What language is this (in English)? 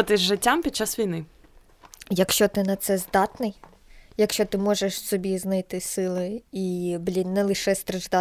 Ukrainian